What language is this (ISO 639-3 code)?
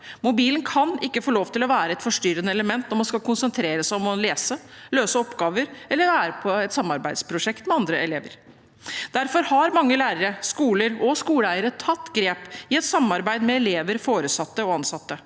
nor